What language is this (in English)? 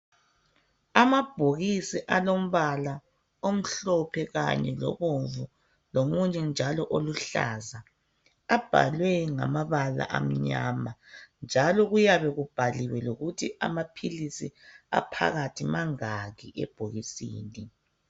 North Ndebele